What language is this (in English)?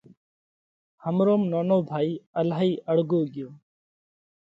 Parkari Koli